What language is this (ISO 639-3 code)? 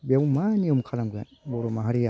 brx